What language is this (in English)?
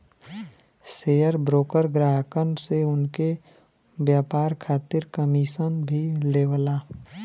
Bhojpuri